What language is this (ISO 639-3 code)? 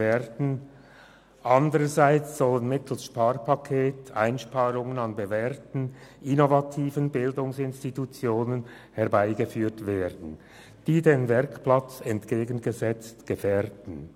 gsw